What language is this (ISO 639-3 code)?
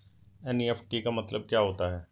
hin